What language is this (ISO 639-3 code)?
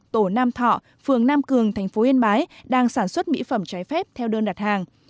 vie